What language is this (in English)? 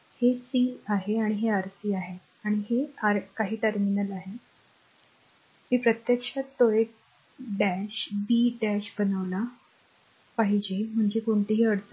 Marathi